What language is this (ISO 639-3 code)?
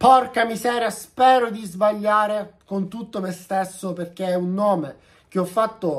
ita